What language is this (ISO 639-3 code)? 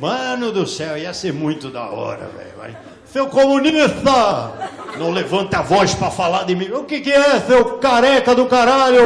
por